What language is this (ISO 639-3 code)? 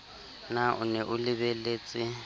sot